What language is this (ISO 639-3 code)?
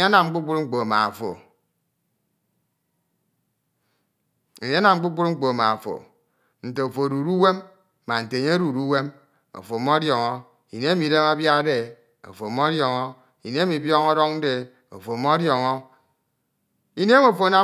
itw